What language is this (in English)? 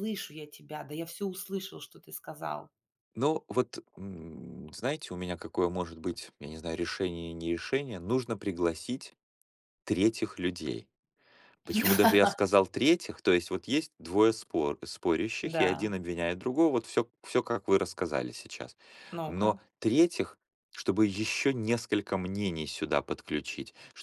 Russian